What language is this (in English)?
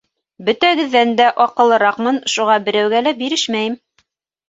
Bashkir